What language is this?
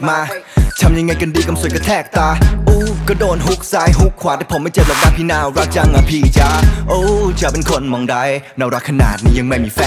Thai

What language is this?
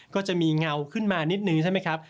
Thai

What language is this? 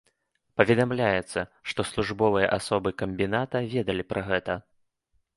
Belarusian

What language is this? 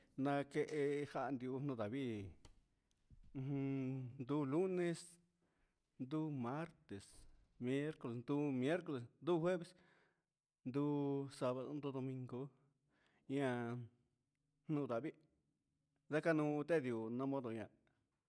Huitepec Mixtec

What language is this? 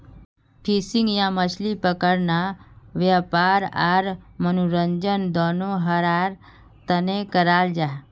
Magahi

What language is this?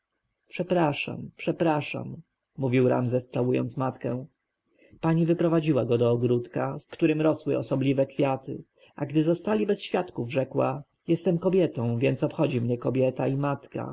Polish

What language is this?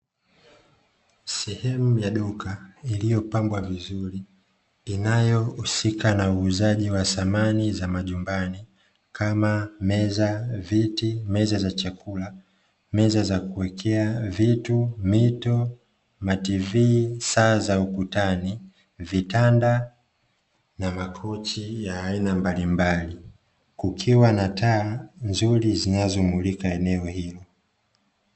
Swahili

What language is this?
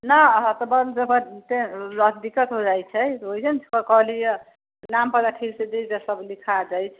Maithili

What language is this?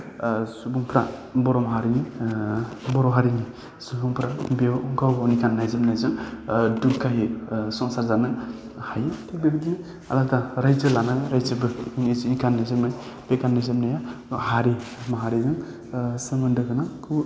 Bodo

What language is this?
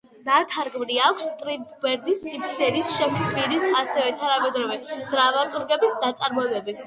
Georgian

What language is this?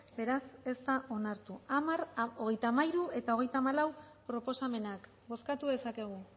Basque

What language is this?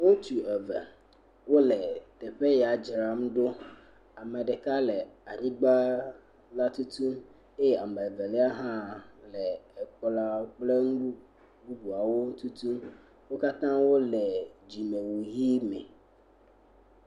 Ewe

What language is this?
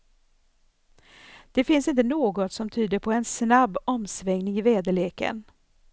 Swedish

